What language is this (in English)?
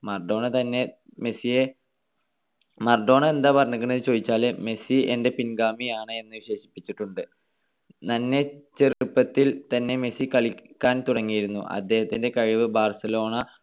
Malayalam